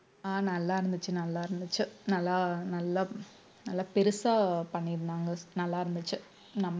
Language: Tamil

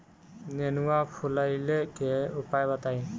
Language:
Bhojpuri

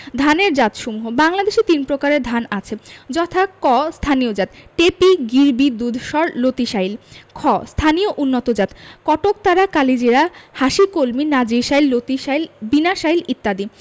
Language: Bangla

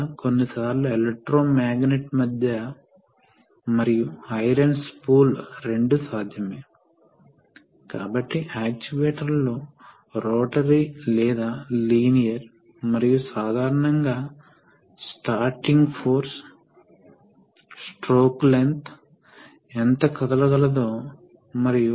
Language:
Telugu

